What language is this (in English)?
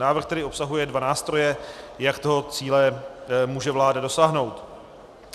Czech